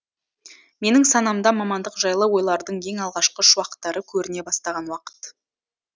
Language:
Kazakh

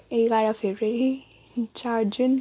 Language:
Nepali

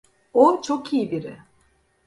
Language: Turkish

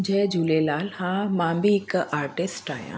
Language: Sindhi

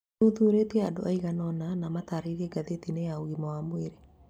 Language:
Kikuyu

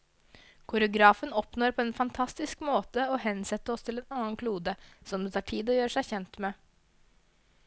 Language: Norwegian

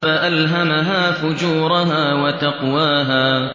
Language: Arabic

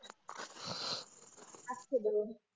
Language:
Marathi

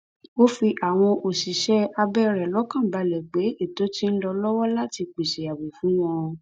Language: Yoruba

